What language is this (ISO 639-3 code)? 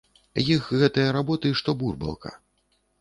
bel